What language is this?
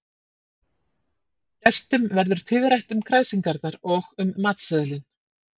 Icelandic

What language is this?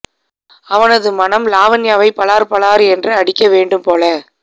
Tamil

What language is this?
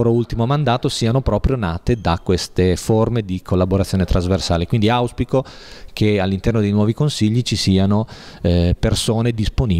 Italian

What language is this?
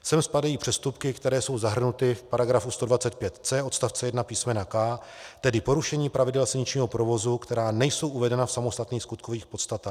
Czech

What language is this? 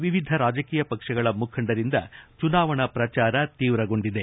Kannada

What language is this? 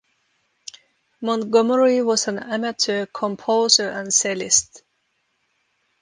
English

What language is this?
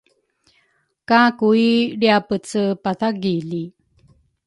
Rukai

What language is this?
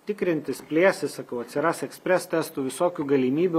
Lithuanian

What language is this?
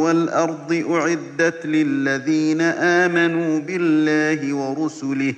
Arabic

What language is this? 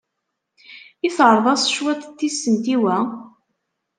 Kabyle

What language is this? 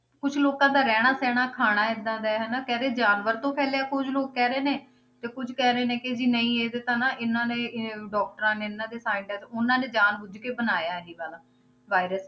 Punjabi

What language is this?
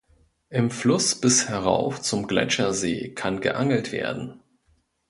German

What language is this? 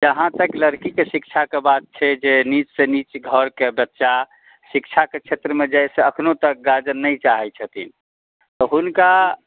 Maithili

